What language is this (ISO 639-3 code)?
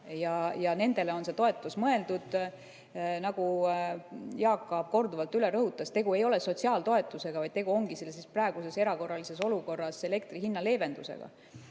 est